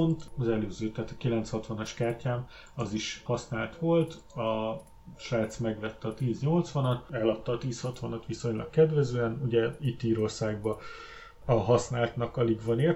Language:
Hungarian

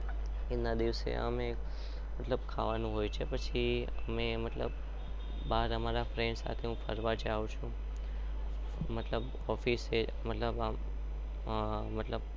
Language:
Gujarati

